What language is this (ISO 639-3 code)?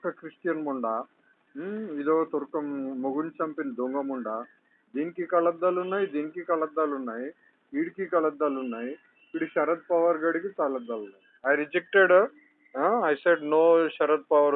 tel